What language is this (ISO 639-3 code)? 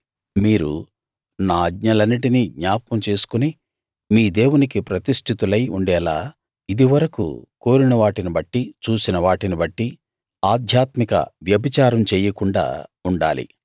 tel